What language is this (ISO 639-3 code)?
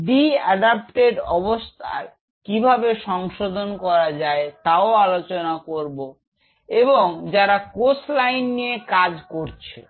ben